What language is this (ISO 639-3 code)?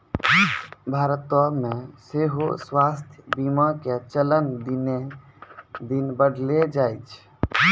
mai